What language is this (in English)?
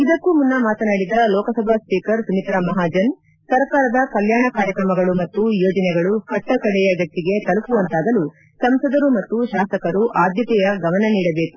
Kannada